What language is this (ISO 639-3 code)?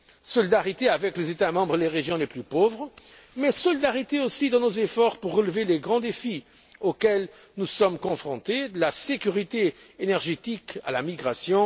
fra